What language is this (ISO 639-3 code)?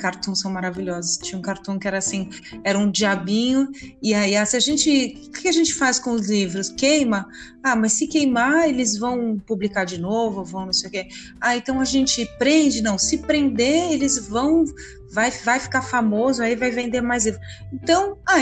por